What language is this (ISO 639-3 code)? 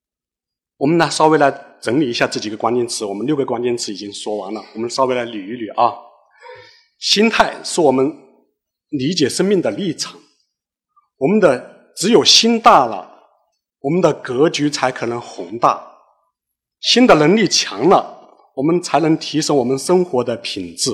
zho